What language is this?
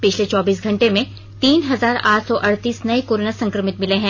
Hindi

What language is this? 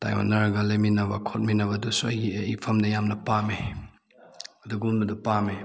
Manipuri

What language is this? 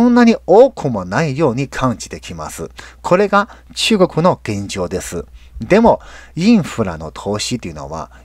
Japanese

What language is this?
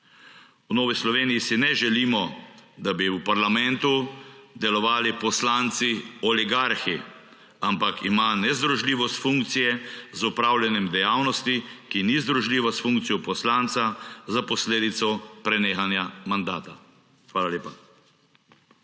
Slovenian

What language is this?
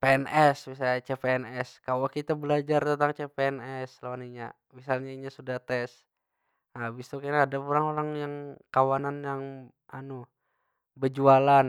Banjar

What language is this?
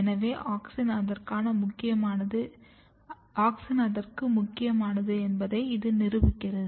Tamil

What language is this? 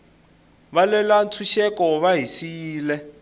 Tsonga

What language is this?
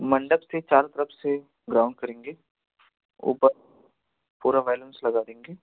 Hindi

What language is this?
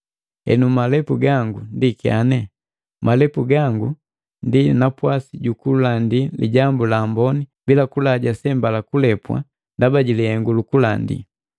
Matengo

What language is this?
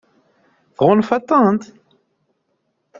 Kabyle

